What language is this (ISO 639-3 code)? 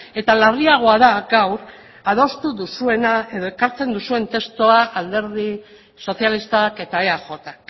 eus